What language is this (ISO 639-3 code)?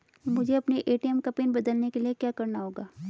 hin